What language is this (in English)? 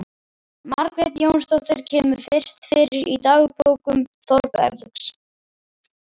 Icelandic